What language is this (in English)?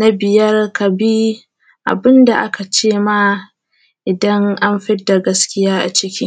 Hausa